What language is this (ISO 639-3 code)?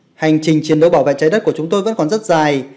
vie